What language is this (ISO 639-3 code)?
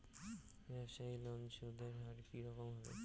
ben